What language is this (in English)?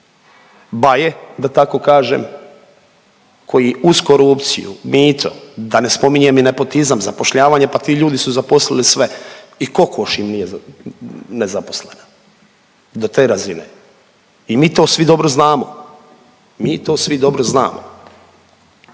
Croatian